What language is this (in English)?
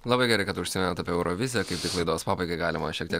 Lithuanian